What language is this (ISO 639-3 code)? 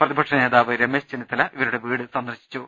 mal